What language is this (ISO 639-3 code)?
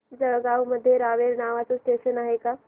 mar